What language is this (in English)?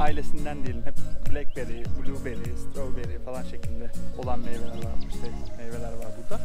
Turkish